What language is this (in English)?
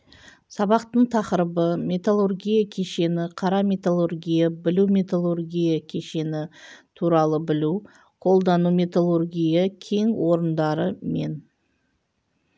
Kazakh